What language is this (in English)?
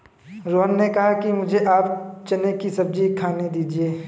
Hindi